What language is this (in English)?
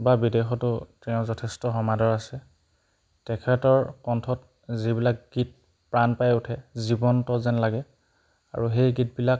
Assamese